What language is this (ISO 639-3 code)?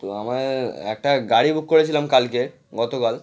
ben